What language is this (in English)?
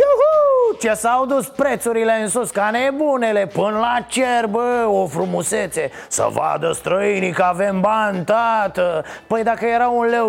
Romanian